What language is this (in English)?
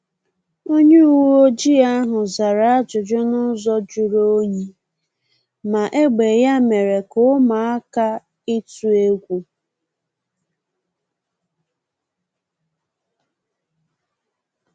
Igbo